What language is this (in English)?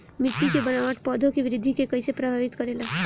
Bhojpuri